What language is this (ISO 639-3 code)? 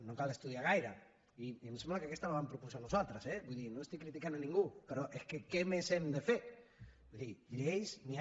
cat